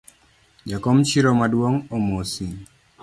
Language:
Luo (Kenya and Tanzania)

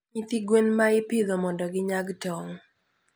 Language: Luo (Kenya and Tanzania)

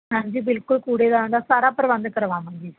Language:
Punjabi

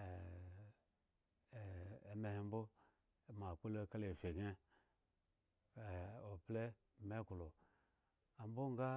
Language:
Eggon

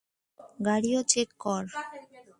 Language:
Bangla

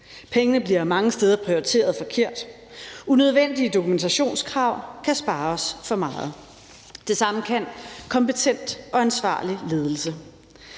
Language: Danish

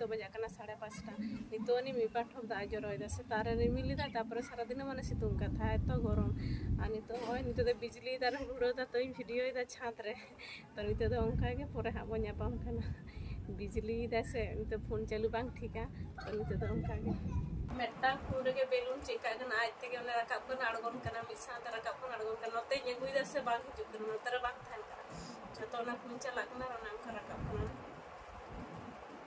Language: Hindi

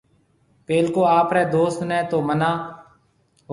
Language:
Marwari (Pakistan)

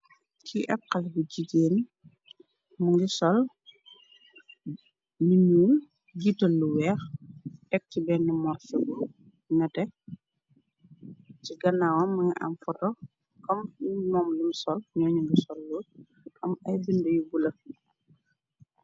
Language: Wolof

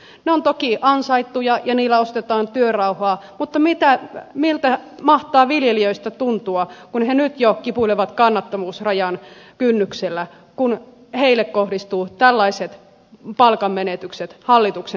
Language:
Finnish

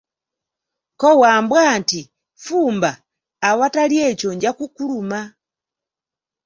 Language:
Ganda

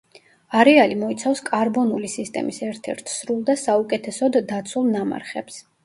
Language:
Georgian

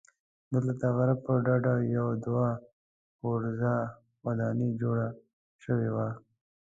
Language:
Pashto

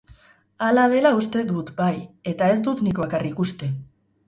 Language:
Basque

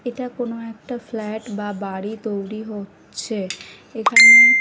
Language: Bangla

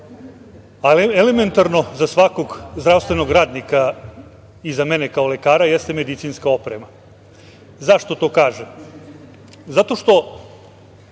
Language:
Serbian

